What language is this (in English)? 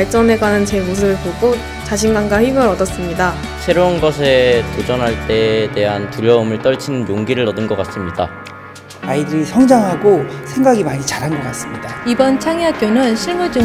Korean